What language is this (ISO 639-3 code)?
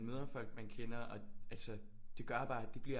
dan